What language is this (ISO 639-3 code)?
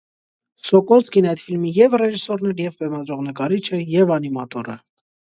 hye